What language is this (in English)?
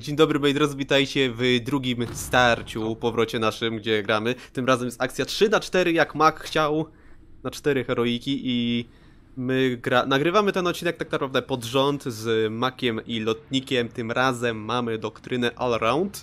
Polish